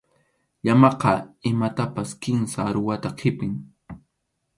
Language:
Arequipa-La Unión Quechua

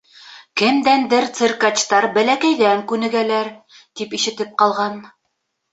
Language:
Bashkir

